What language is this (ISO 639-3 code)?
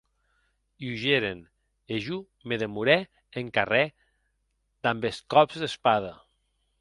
oci